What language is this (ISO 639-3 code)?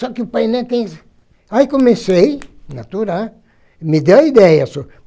por